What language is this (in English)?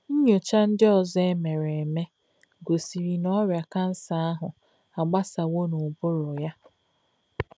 Igbo